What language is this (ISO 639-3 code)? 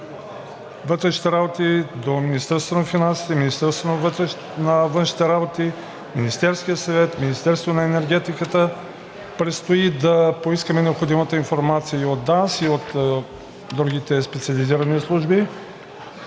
bul